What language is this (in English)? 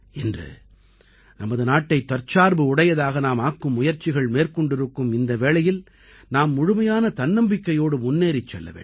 Tamil